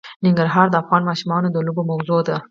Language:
Pashto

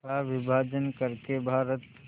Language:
Hindi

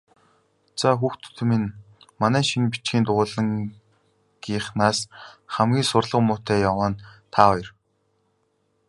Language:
Mongolian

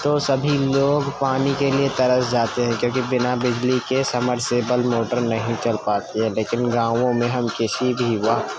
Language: Urdu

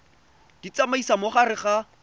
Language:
Tswana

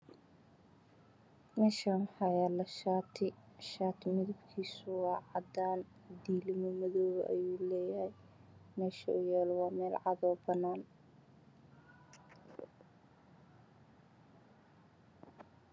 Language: Somali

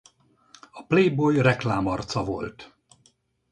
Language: Hungarian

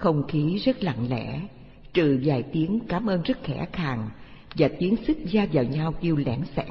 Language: Vietnamese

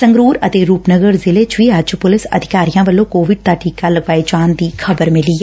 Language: Punjabi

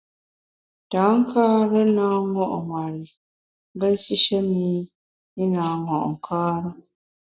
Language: Bamun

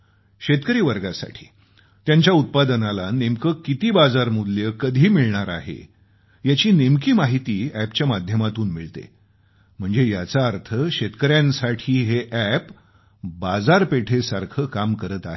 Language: Marathi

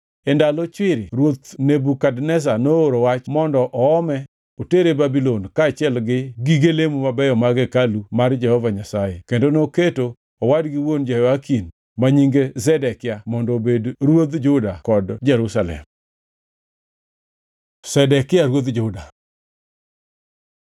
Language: Luo (Kenya and Tanzania)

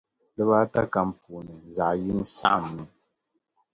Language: Dagbani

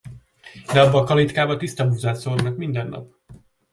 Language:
Hungarian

